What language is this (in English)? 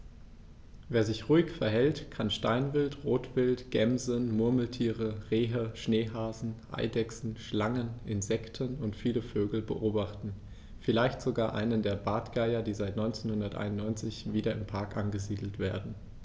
German